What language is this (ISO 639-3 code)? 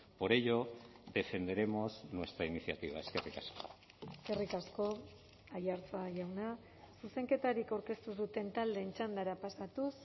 eus